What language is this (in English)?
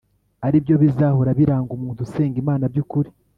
Kinyarwanda